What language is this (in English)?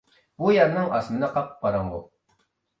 Uyghur